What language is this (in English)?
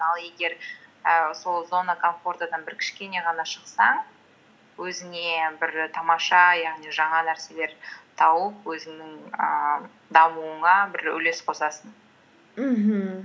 Kazakh